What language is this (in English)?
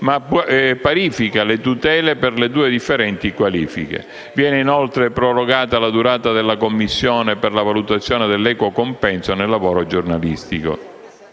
Italian